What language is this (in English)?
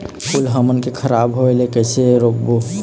Chhattisgarhi